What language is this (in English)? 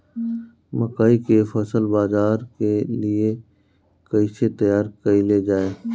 Bhojpuri